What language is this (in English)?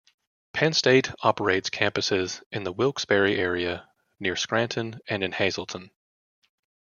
English